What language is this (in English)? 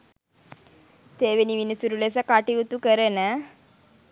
Sinhala